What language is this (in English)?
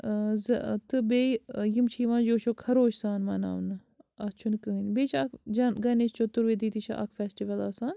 Kashmiri